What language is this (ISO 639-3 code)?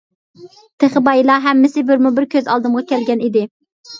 uig